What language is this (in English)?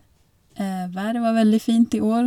Norwegian